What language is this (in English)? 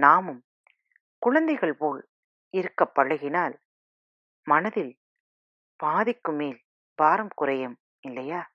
Tamil